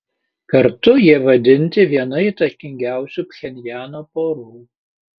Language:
Lithuanian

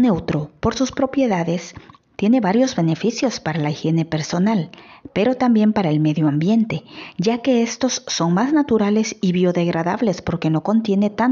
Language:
Spanish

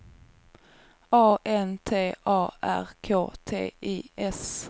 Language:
Swedish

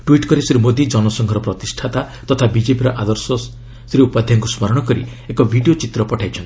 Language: Odia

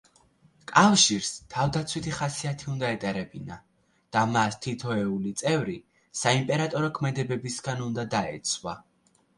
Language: Georgian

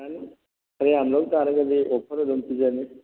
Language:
Manipuri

